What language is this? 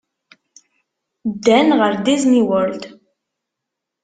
Kabyle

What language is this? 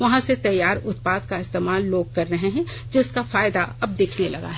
Hindi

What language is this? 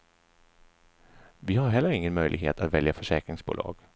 Swedish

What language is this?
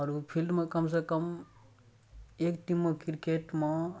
Maithili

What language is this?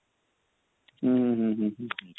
Odia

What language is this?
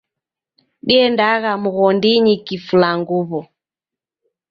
Taita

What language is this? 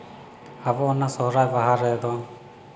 Santali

